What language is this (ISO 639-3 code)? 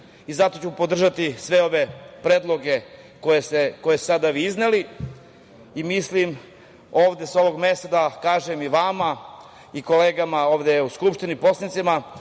srp